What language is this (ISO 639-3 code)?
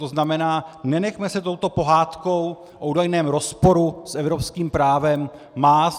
ces